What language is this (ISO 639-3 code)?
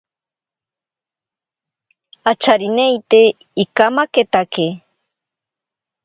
prq